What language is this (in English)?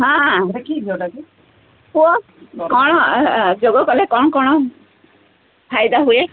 Odia